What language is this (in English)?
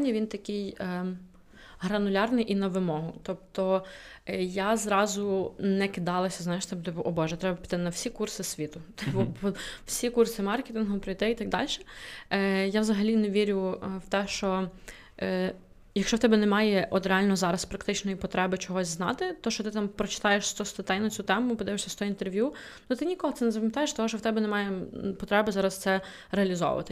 Ukrainian